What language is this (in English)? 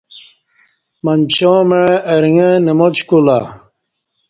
Kati